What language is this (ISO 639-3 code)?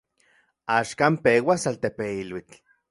ncx